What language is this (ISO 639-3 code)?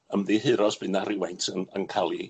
cym